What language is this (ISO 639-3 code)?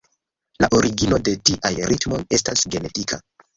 epo